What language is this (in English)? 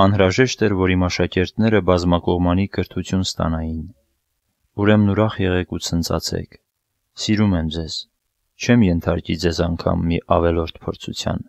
Romanian